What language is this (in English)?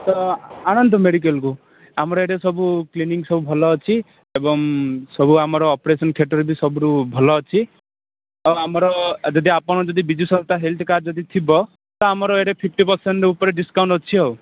Odia